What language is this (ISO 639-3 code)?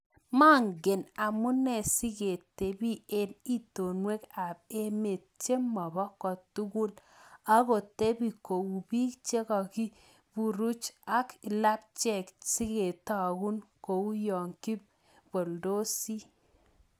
kln